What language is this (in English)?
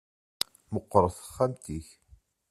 Kabyle